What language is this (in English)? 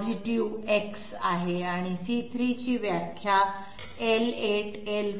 Marathi